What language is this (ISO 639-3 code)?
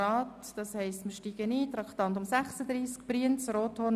gsw